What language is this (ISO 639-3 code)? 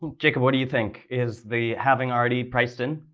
eng